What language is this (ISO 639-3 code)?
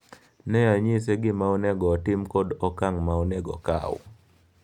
luo